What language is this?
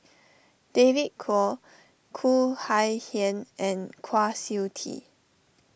English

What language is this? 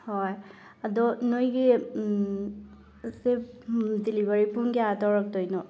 Manipuri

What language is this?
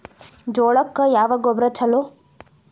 Kannada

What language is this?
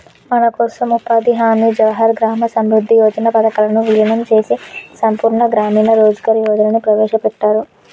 Telugu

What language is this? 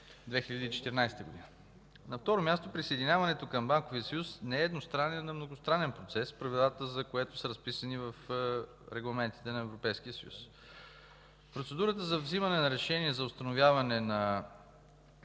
Bulgarian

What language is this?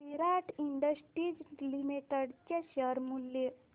Marathi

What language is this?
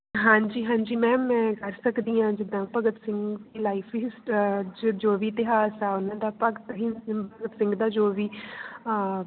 Punjabi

